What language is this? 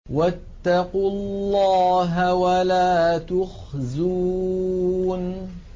Arabic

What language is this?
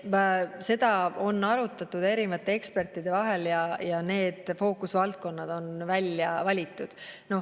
Estonian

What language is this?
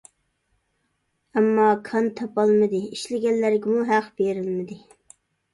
Uyghur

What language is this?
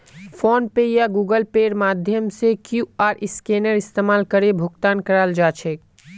Magahi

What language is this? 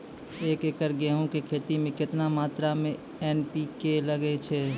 Maithili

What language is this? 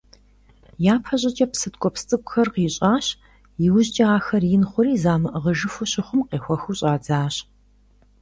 Kabardian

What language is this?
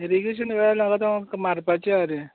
Konkani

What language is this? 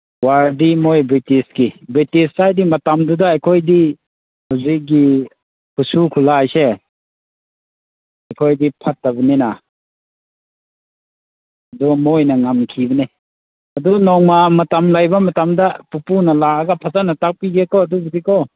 Manipuri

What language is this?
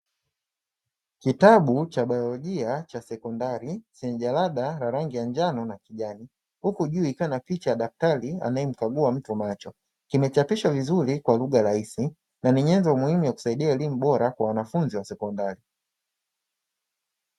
Swahili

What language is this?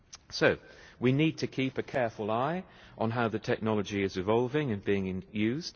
English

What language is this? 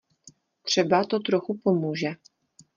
Czech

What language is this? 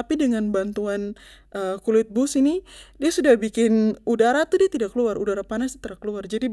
Papuan Malay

